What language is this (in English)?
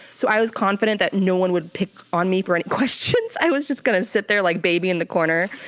English